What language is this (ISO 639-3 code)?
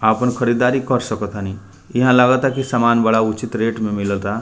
bho